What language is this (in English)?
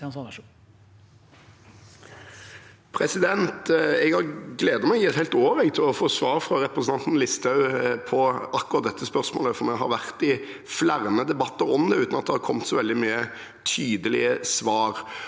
Norwegian